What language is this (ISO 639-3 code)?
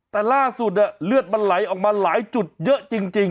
tha